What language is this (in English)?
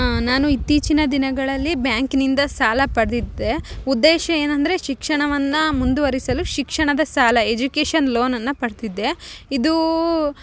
Kannada